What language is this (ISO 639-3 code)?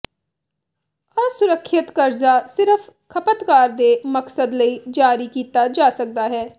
pan